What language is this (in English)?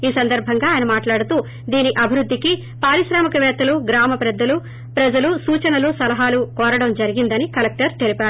Telugu